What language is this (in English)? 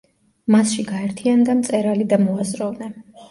Georgian